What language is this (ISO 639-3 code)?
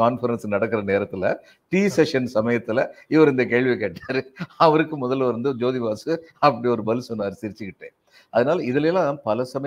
tam